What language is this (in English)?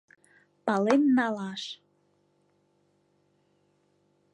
Mari